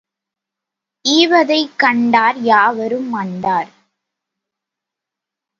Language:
Tamil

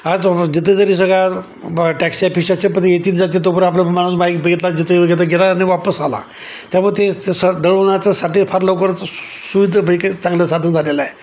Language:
Marathi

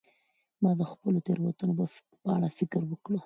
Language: Pashto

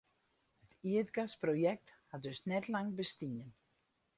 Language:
Western Frisian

